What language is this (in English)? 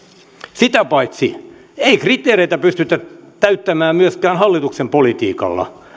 Finnish